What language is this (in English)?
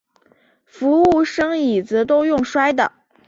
Chinese